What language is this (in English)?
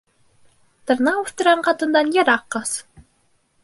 Bashkir